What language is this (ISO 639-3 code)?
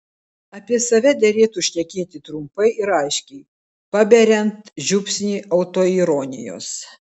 lit